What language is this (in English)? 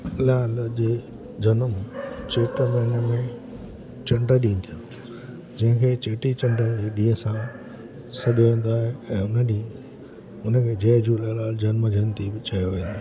Sindhi